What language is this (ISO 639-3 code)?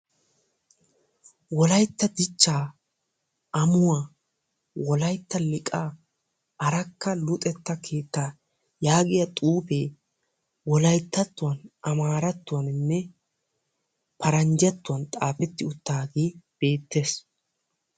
wal